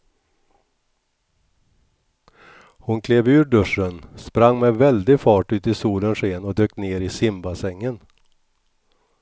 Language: Swedish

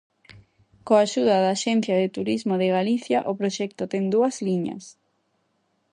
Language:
Galician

